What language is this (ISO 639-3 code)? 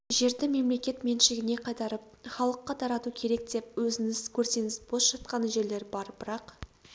kaz